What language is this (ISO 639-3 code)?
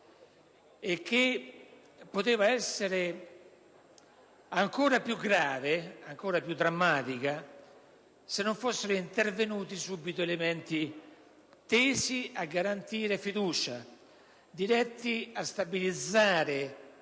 ita